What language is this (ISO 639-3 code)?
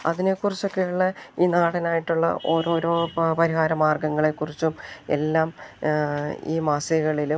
mal